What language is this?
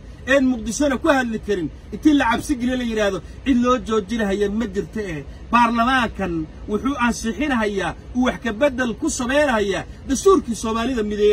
Arabic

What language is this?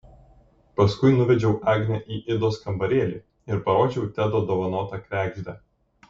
Lithuanian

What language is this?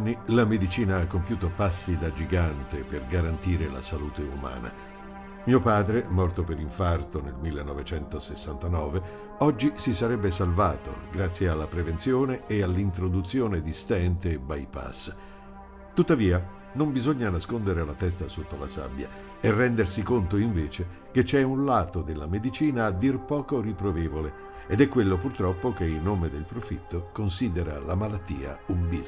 Italian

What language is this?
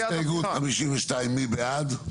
Hebrew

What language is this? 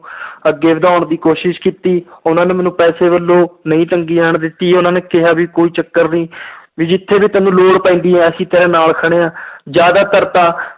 Punjabi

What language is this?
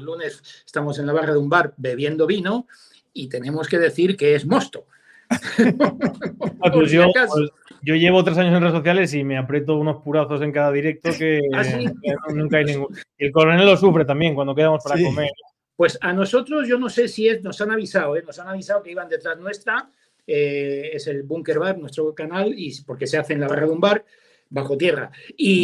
Spanish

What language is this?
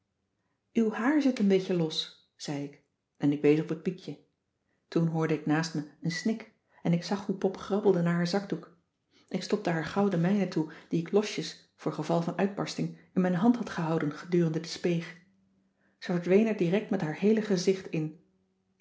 Dutch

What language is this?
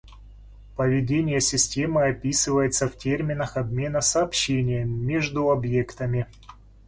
Russian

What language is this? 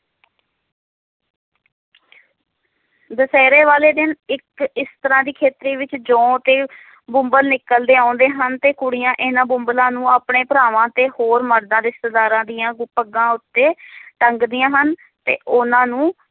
Punjabi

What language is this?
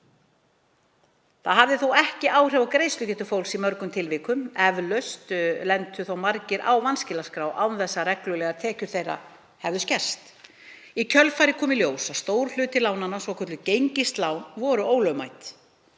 Icelandic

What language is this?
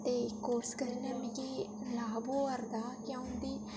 Dogri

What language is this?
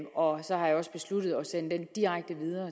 Danish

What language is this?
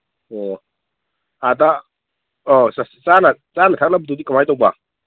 Manipuri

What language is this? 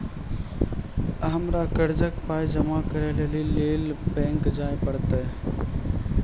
Maithili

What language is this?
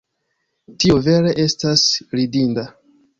Esperanto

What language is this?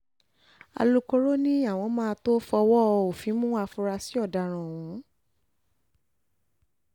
Yoruba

